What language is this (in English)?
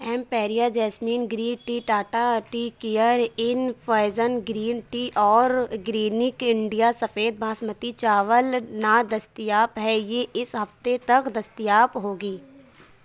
Urdu